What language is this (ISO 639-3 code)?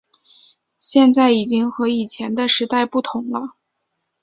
zho